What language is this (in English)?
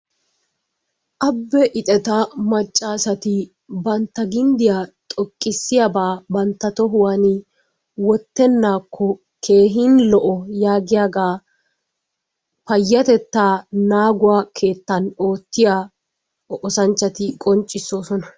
Wolaytta